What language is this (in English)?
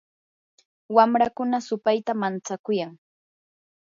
Yanahuanca Pasco Quechua